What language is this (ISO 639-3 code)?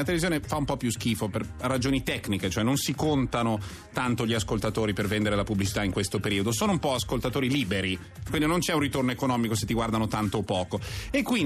ita